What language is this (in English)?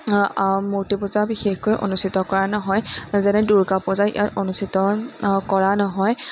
Assamese